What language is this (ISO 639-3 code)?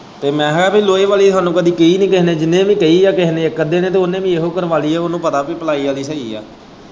pan